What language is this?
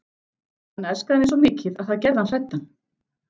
Icelandic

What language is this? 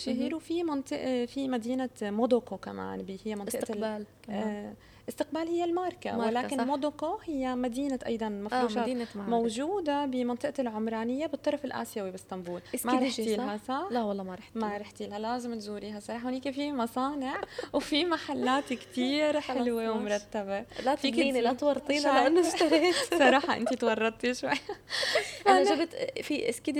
Arabic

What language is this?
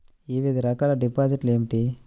Telugu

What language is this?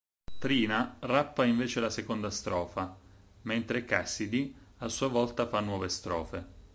Italian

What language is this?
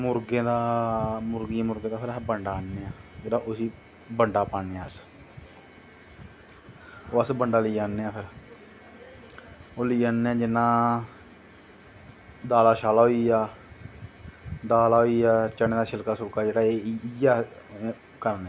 Dogri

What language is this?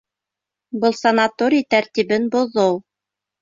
Bashkir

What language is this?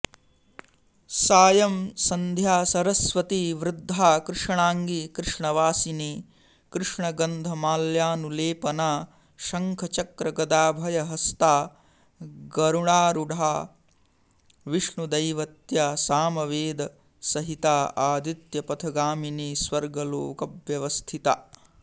Sanskrit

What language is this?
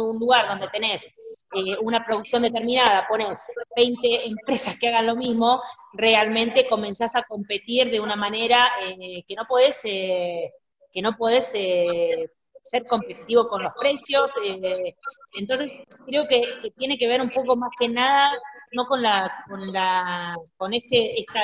Spanish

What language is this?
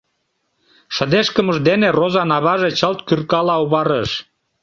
Mari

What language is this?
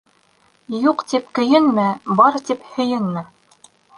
Bashkir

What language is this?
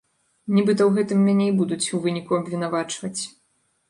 Belarusian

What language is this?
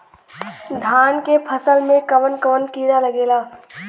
Bhojpuri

